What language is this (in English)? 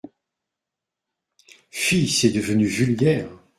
French